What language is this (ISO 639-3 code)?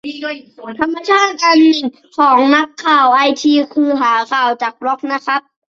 tha